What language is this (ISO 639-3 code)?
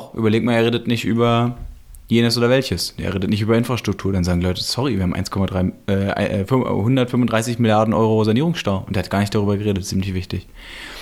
deu